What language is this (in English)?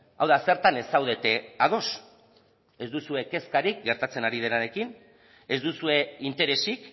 Basque